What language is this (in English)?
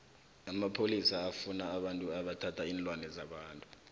South Ndebele